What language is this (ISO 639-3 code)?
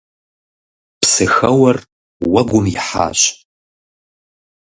kbd